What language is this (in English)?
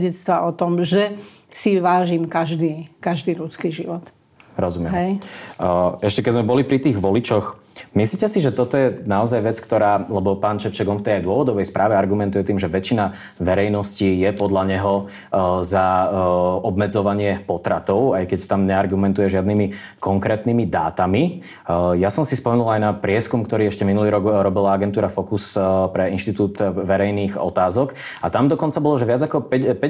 Slovak